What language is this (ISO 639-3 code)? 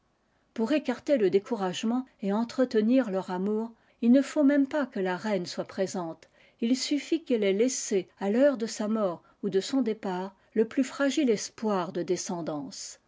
fra